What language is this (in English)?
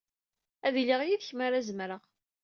Kabyle